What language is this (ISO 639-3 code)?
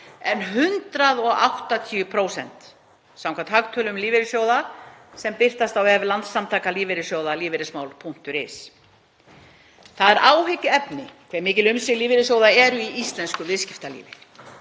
isl